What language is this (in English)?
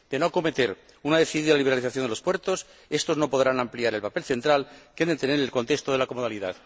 Spanish